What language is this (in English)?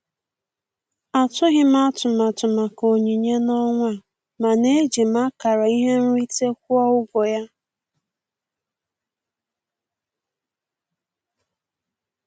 Igbo